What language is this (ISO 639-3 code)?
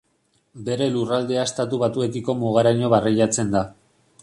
eus